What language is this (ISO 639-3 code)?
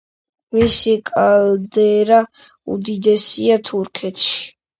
kat